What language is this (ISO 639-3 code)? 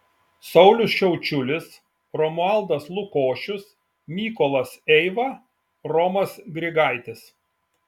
lit